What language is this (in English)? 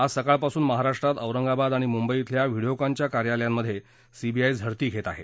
Marathi